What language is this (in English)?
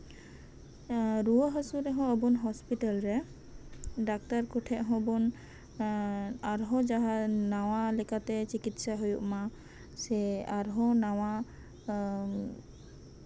Santali